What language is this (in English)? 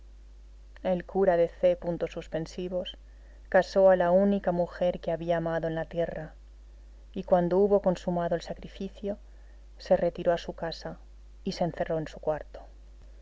Spanish